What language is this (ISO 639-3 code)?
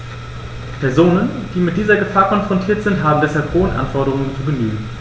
deu